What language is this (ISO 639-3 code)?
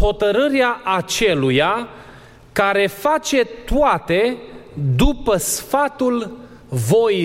ron